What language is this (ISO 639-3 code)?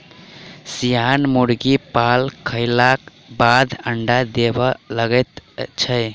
mai